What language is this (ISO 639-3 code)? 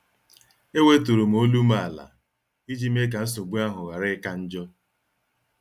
ibo